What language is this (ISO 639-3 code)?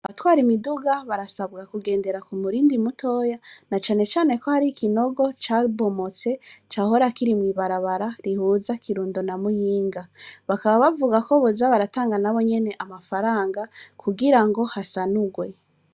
run